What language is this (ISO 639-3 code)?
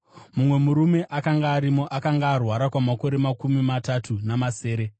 sna